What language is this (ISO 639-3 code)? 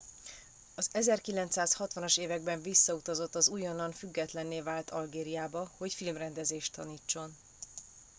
hun